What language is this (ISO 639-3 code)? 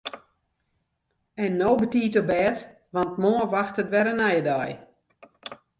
fry